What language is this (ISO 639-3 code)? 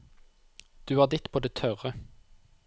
nor